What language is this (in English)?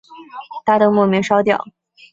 Chinese